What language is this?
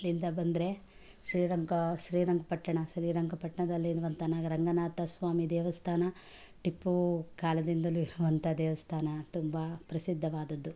Kannada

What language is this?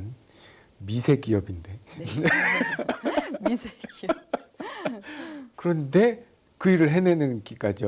Korean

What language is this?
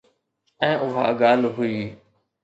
Sindhi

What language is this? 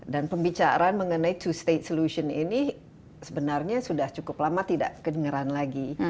Indonesian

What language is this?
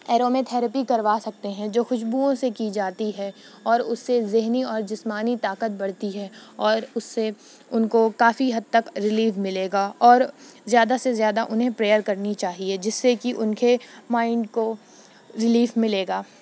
Urdu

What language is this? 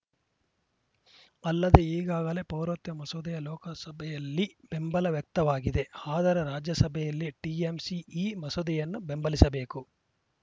Kannada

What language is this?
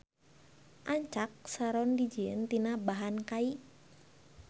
Sundanese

